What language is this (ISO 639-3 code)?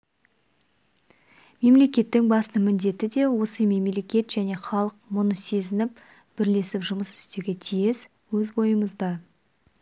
kaz